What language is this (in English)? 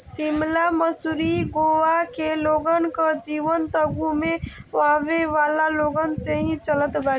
Bhojpuri